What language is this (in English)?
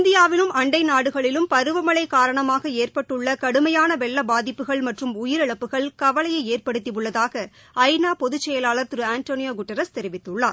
Tamil